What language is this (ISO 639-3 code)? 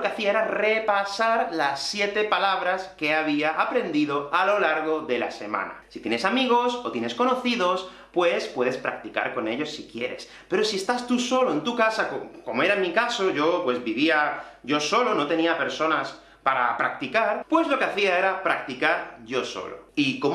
spa